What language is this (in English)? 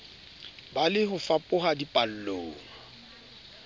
Southern Sotho